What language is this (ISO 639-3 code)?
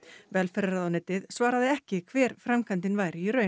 isl